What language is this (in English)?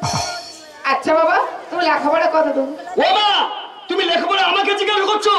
Hindi